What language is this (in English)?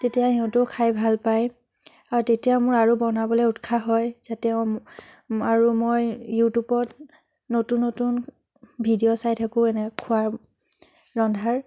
Assamese